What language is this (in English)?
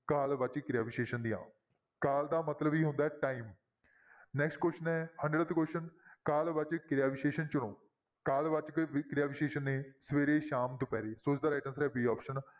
Punjabi